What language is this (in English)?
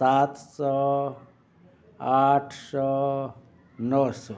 Maithili